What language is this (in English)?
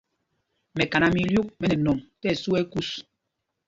Mpumpong